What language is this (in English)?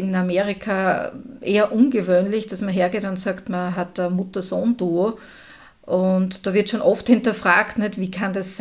German